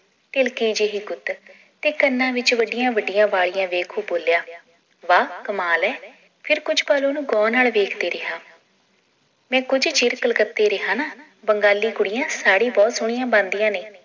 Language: Punjabi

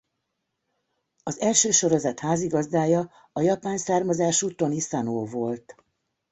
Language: Hungarian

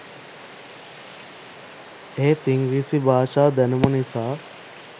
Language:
Sinhala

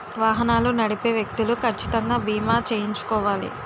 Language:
Telugu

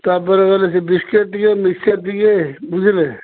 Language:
Odia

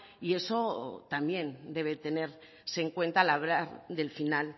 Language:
Spanish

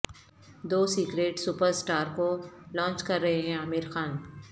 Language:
Urdu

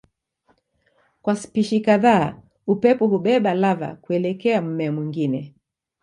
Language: Swahili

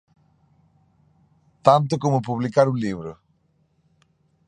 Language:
Galician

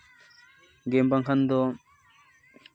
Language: Santali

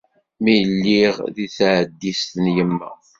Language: Kabyle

